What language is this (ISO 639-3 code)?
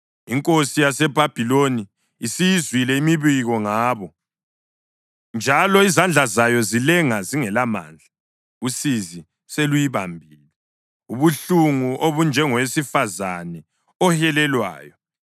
nde